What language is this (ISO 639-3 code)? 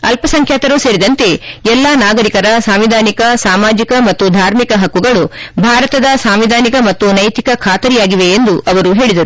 kan